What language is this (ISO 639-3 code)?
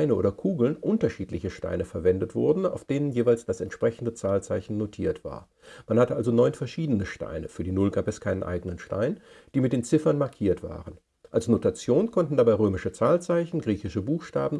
deu